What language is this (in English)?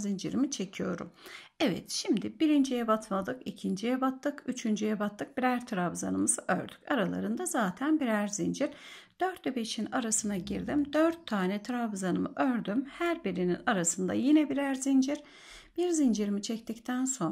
Turkish